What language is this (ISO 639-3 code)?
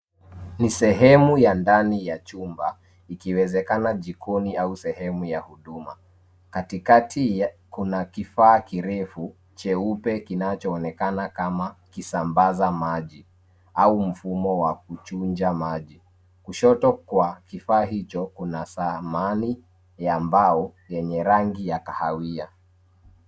swa